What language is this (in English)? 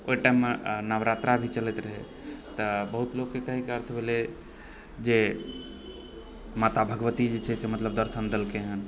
Maithili